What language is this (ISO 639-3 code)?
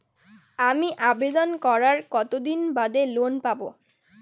ben